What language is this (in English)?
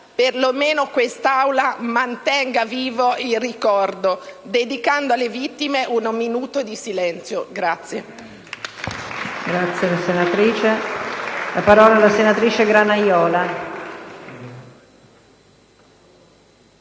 Italian